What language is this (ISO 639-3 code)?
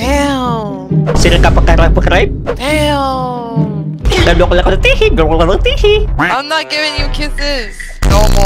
ind